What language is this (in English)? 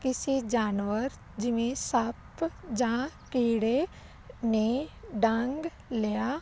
Punjabi